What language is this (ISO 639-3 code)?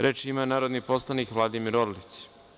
srp